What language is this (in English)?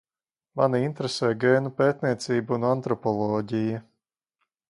Latvian